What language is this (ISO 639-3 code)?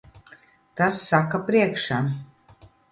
lav